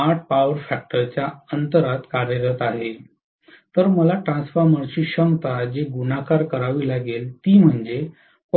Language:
Marathi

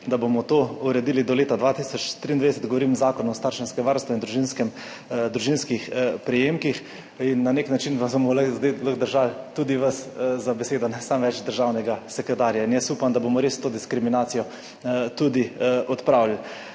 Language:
Slovenian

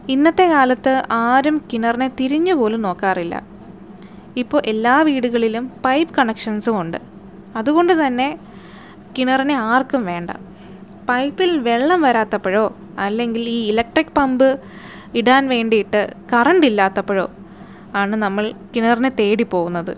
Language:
Malayalam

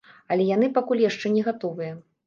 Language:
Belarusian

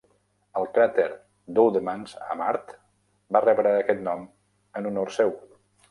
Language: Catalan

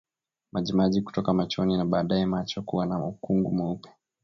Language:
Swahili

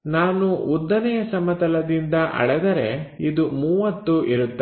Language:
Kannada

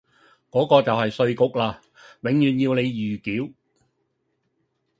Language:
Cantonese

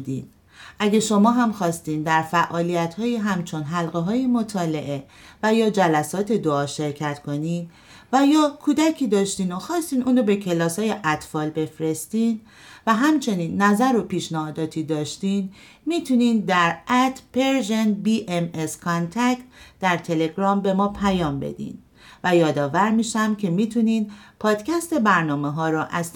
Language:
Persian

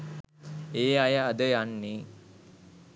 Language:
Sinhala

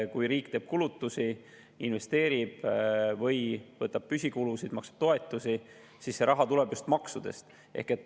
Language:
Estonian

